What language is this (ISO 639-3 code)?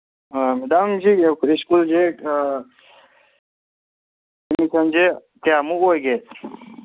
mni